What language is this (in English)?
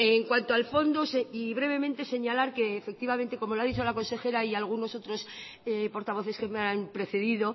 Spanish